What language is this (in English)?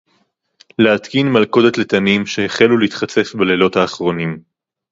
Hebrew